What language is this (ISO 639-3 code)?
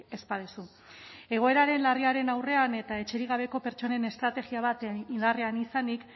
eus